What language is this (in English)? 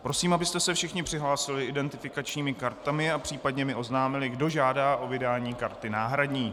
Czech